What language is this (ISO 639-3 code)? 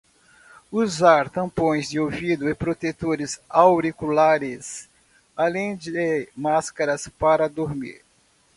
por